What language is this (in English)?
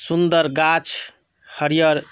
Maithili